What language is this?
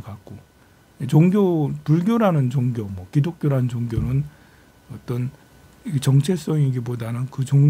Korean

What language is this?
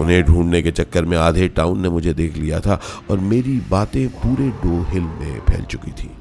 Hindi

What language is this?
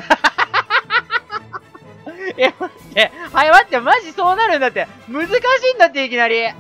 Japanese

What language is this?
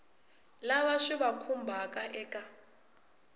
Tsonga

